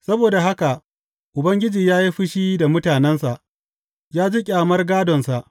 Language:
Hausa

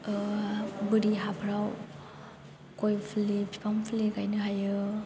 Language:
Bodo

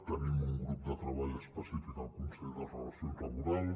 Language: Catalan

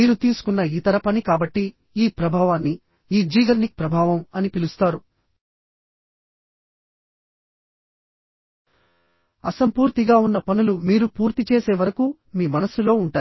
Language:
Telugu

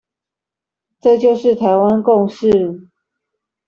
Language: Chinese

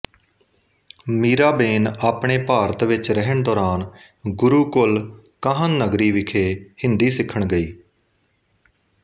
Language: Punjabi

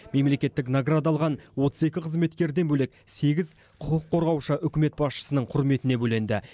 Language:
Kazakh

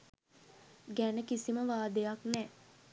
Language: Sinhala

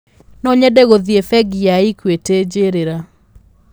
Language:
Kikuyu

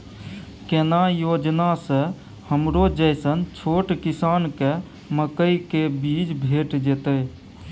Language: Maithili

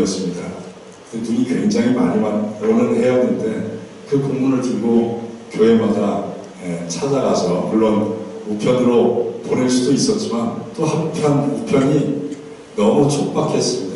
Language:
Korean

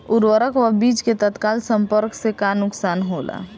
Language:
Bhojpuri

